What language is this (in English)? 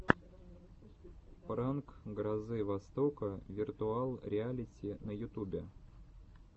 Russian